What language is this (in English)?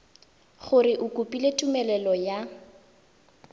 Tswana